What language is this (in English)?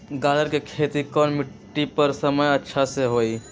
Magahi